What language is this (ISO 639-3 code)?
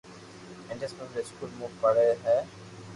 lrk